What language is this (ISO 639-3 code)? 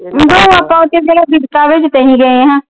pan